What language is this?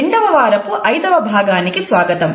Telugu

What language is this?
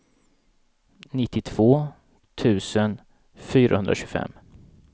Swedish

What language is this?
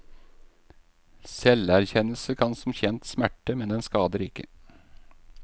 Norwegian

